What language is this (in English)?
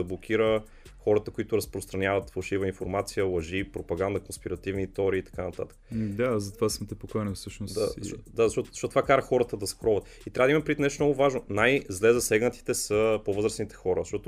Bulgarian